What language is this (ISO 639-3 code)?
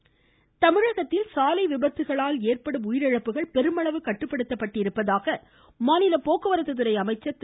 tam